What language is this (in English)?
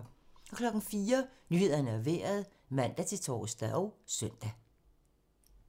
Danish